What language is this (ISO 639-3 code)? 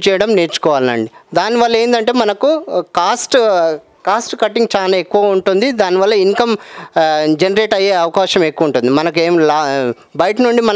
tel